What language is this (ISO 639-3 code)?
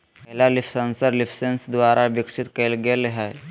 mag